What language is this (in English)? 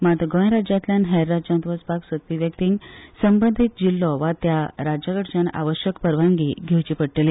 Konkani